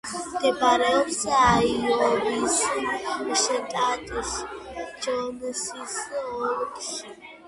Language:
Georgian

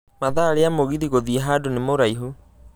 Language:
Kikuyu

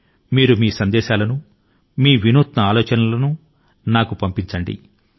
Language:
Telugu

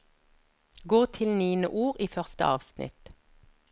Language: Norwegian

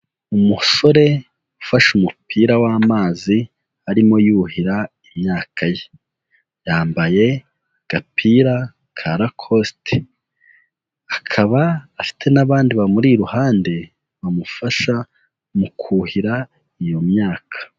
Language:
Kinyarwanda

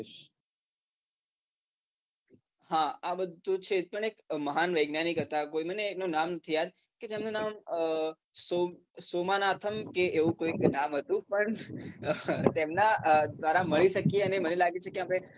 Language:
Gujarati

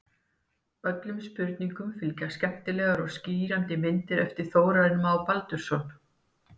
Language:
Icelandic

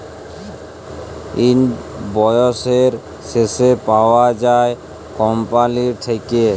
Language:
Bangla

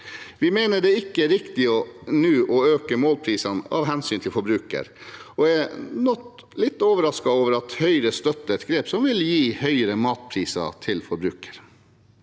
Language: Norwegian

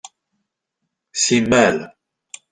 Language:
Kabyle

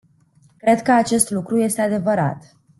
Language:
Romanian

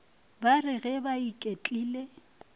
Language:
Northern Sotho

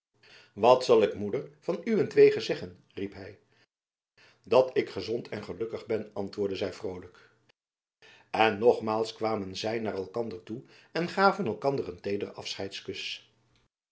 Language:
Dutch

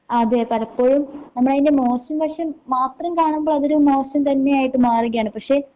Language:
Malayalam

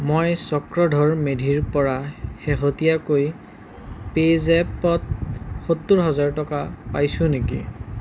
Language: Assamese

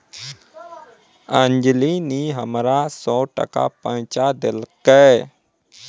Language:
Maithili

